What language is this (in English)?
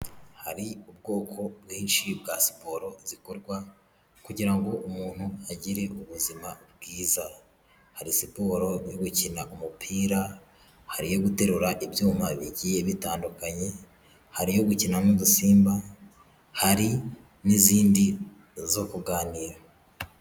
Kinyarwanda